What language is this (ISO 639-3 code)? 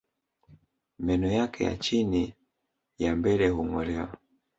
swa